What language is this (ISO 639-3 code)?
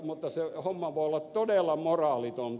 fin